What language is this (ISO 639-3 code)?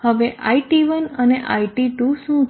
guj